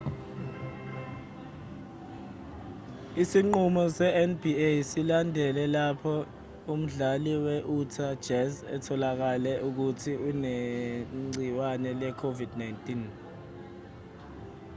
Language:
Zulu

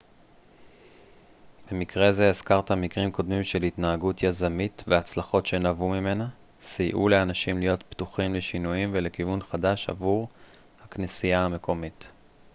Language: Hebrew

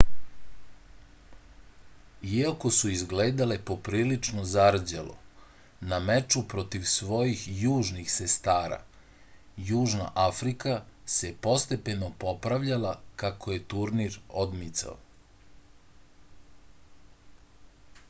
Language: Serbian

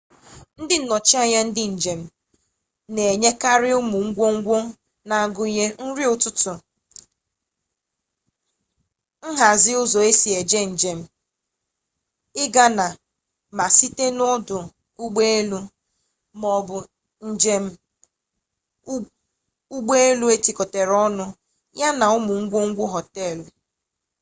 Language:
Igbo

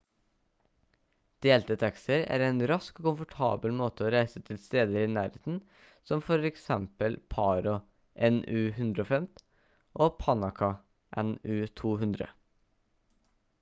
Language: Norwegian Bokmål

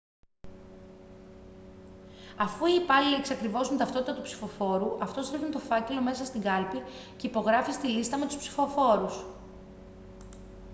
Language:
Greek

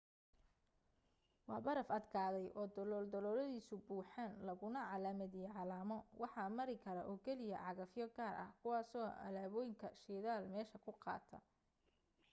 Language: Somali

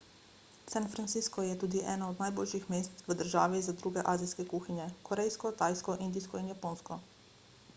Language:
Slovenian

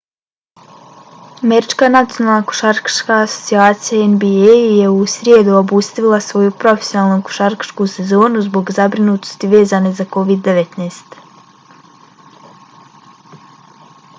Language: Bosnian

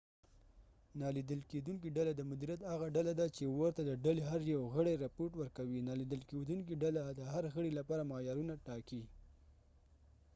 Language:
Pashto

